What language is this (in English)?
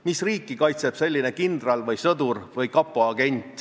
Estonian